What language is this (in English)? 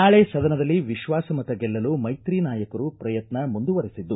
Kannada